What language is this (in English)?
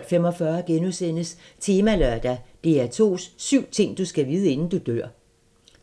Danish